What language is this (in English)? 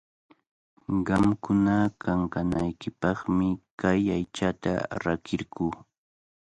Cajatambo North Lima Quechua